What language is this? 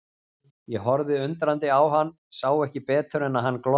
Icelandic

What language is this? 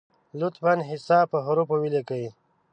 Pashto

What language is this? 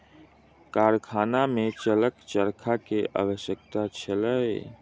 Maithili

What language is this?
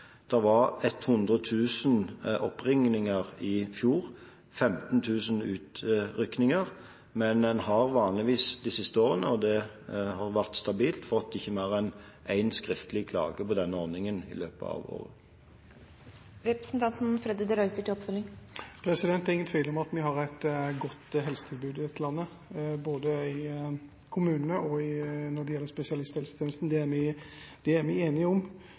Norwegian Bokmål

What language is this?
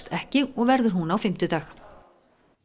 Icelandic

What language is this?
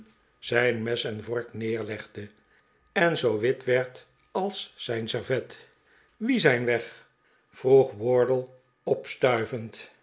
Dutch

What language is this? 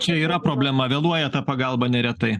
Lithuanian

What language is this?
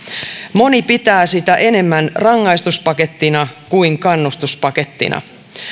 Finnish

